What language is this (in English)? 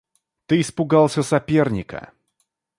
Russian